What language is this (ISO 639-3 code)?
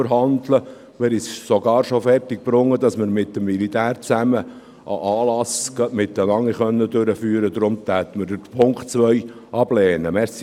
gsw